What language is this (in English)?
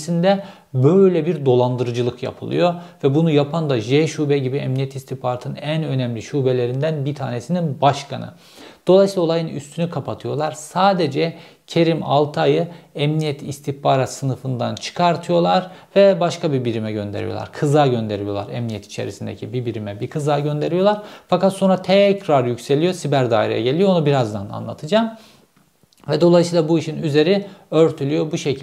Turkish